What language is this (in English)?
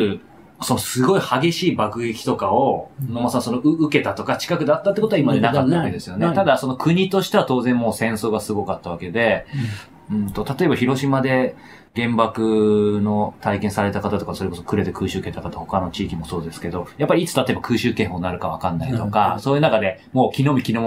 Japanese